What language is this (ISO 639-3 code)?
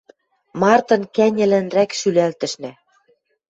mrj